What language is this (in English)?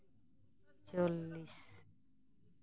Santali